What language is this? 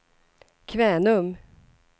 Swedish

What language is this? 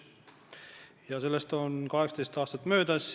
Estonian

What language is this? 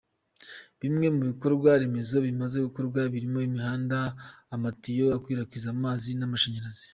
Kinyarwanda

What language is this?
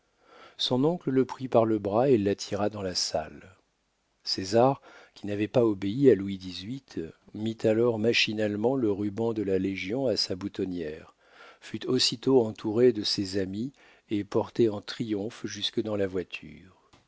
French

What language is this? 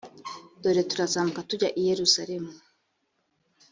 Kinyarwanda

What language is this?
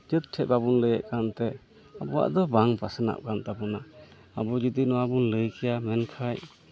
Santali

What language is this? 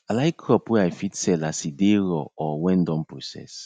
Nigerian Pidgin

